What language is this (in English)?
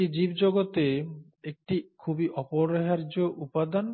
Bangla